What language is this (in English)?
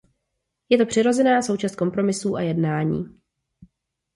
Czech